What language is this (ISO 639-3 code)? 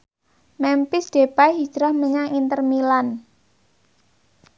jav